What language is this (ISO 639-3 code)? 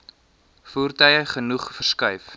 afr